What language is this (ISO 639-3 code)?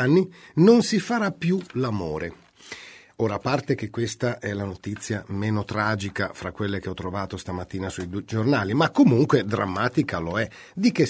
ita